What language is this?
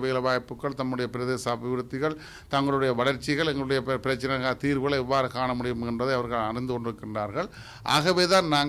Tamil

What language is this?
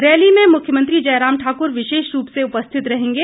Hindi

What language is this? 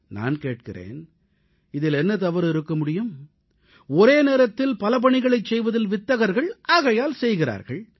Tamil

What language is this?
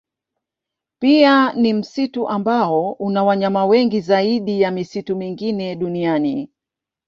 Swahili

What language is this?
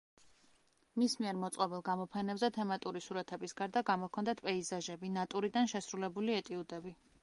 Georgian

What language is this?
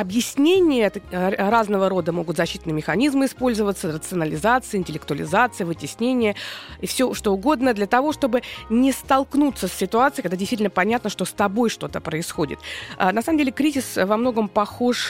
Russian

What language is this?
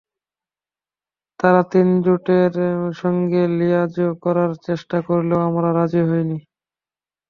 Bangla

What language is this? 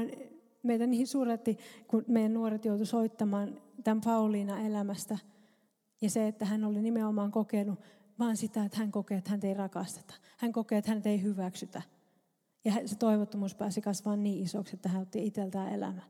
Finnish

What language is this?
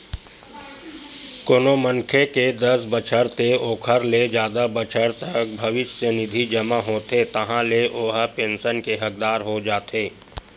Chhattisgarhi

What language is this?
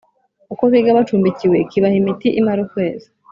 Kinyarwanda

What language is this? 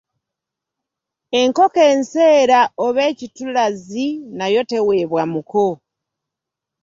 Ganda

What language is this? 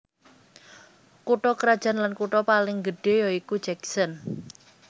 Javanese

